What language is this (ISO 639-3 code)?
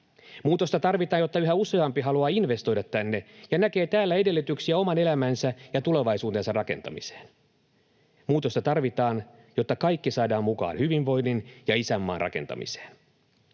fin